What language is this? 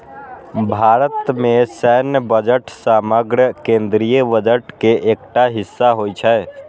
Maithili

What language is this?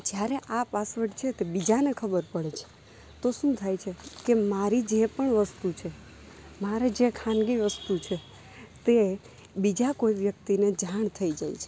Gujarati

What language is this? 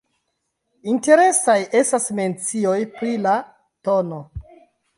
Esperanto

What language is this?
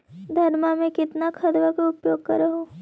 Magahi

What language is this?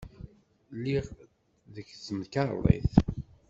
Kabyle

